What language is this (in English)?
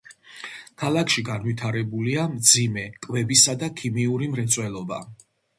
Georgian